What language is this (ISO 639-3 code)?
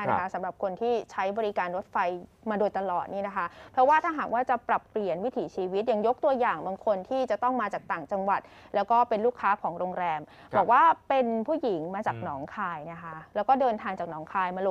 tha